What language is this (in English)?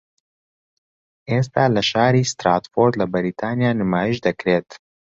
Central Kurdish